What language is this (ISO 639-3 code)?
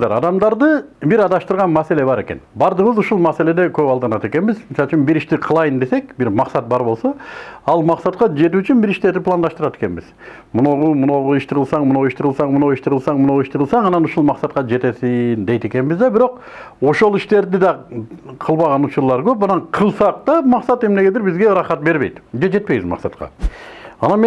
tur